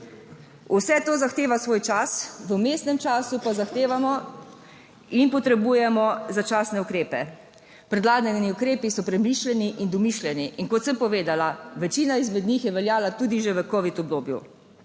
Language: Slovenian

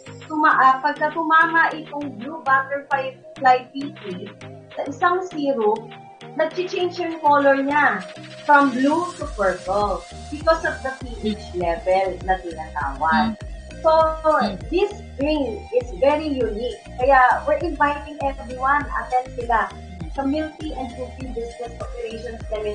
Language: Filipino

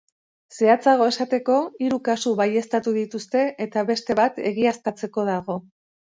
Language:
Basque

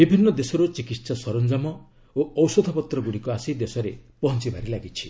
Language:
Odia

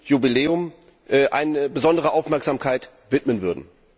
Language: German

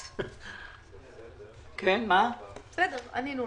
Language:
Hebrew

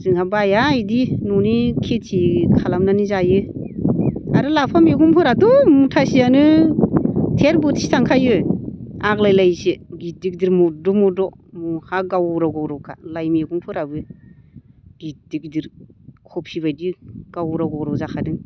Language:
Bodo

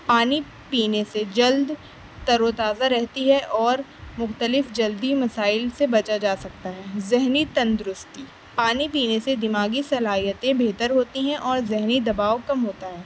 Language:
Urdu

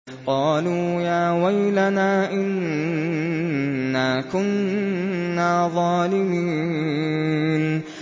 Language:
Arabic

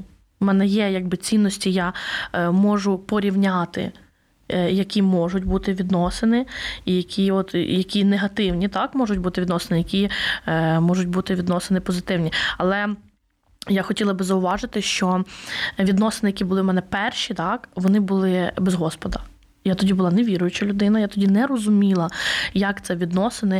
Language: Ukrainian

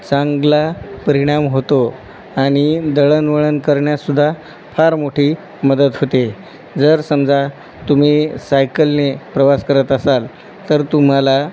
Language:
Marathi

